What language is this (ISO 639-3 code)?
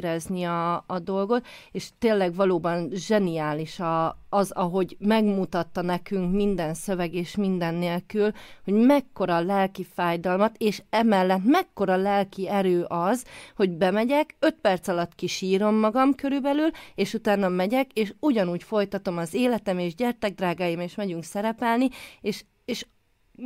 hun